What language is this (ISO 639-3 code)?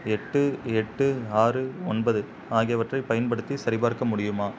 tam